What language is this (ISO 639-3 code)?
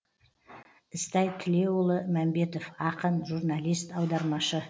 kaz